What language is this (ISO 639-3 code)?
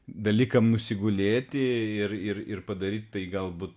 lit